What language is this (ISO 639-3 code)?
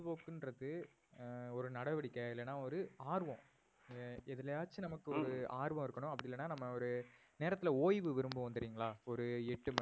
tam